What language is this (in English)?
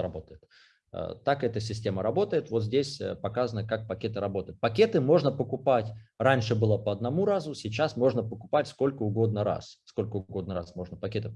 Russian